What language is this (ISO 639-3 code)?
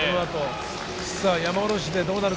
jpn